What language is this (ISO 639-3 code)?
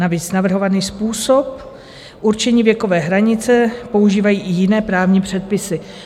ces